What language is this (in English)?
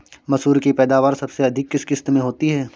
Hindi